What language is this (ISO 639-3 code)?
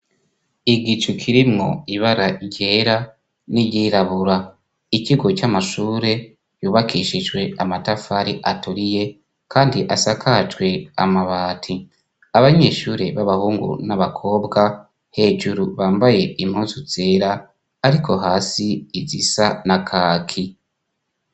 run